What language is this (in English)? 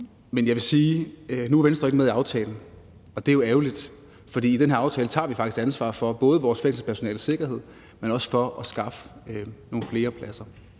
Danish